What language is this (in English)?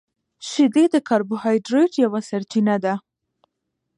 Pashto